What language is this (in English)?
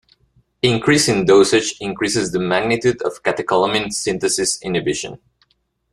English